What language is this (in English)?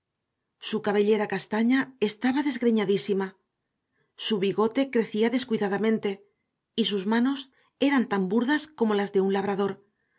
Spanish